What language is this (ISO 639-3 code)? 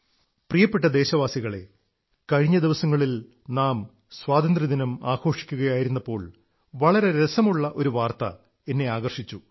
mal